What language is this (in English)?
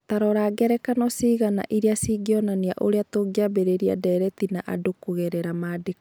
Kikuyu